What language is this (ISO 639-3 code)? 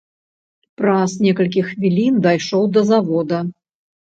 bel